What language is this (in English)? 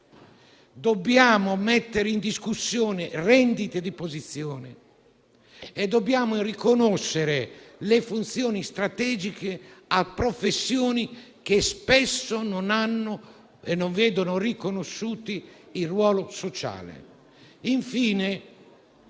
Italian